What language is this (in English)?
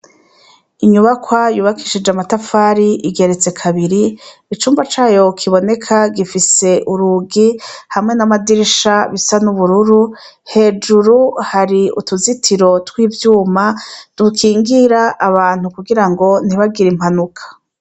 Rundi